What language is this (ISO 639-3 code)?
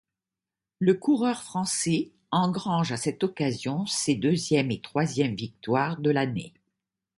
fra